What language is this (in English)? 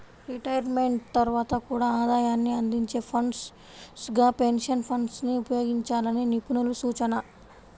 Telugu